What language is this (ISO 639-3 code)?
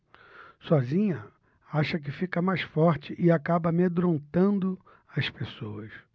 por